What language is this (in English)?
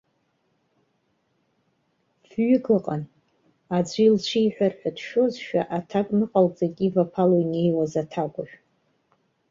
Abkhazian